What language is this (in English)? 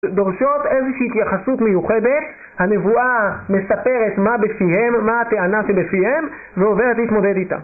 Hebrew